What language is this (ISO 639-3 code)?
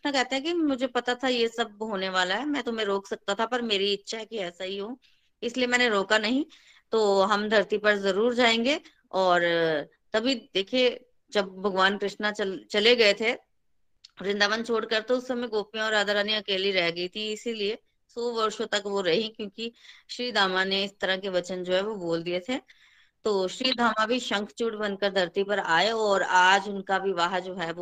hin